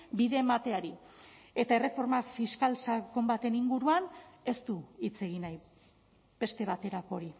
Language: Basque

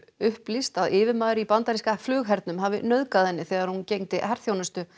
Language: Icelandic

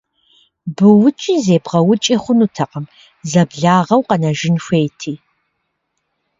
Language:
Kabardian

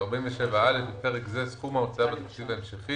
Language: Hebrew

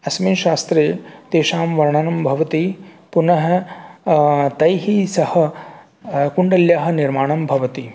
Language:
Sanskrit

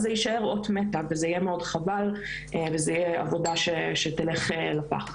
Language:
Hebrew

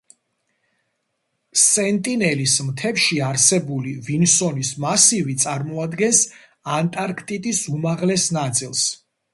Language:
Georgian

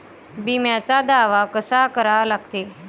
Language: Marathi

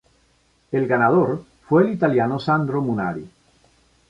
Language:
Spanish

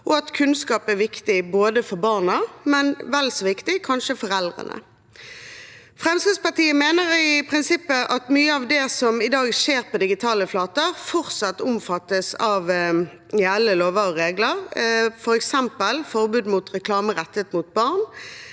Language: Norwegian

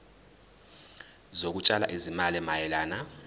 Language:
Zulu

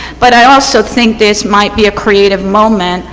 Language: English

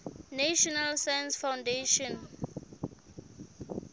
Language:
Southern Sotho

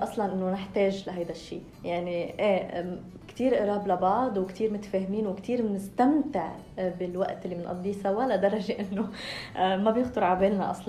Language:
Arabic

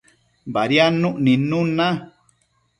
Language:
Matsés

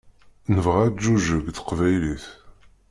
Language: Kabyle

